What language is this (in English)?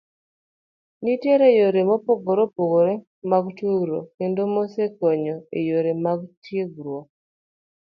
Luo (Kenya and Tanzania)